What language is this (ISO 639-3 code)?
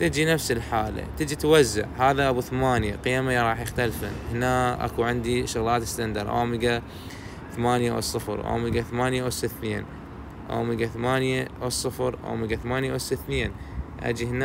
ara